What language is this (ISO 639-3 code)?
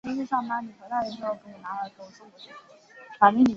zho